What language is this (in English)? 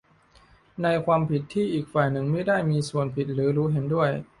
Thai